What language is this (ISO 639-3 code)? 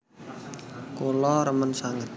jav